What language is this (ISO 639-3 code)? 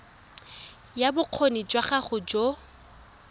tsn